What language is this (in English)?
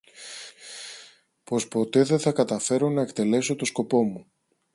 Greek